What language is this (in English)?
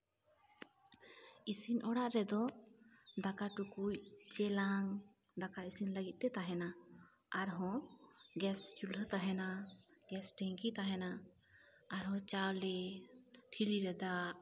Santali